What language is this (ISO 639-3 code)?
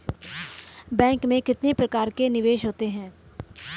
hin